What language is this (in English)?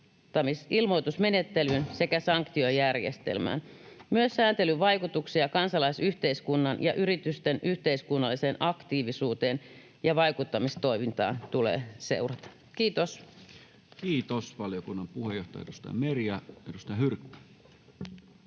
Finnish